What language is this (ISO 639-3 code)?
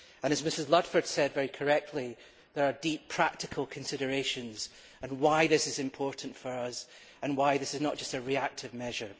eng